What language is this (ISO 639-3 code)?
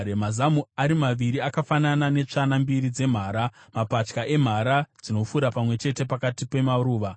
sna